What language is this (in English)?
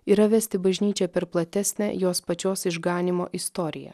Lithuanian